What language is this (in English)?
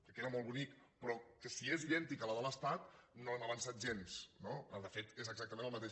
Catalan